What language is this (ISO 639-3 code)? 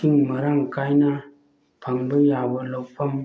mni